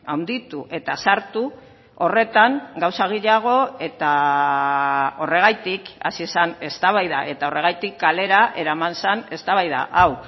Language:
Basque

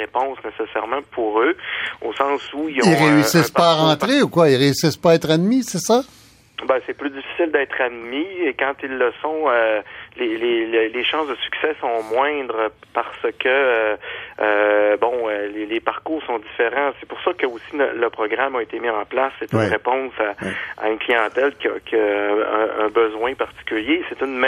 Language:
French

